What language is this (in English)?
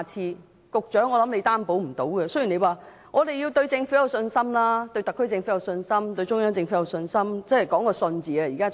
Cantonese